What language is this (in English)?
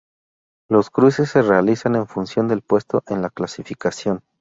Spanish